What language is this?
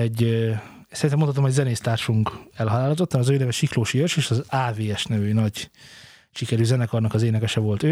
Hungarian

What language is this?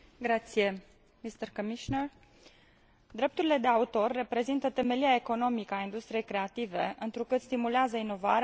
Romanian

